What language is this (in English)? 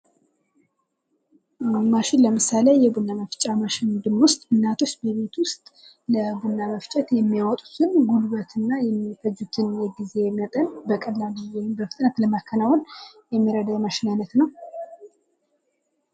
Amharic